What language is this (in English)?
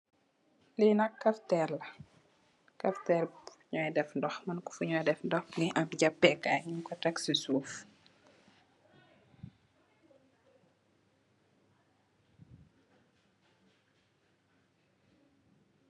Wolof